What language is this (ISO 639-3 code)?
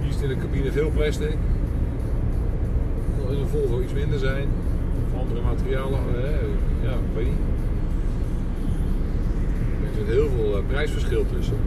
nld